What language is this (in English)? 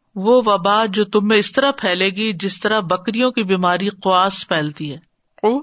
Urdu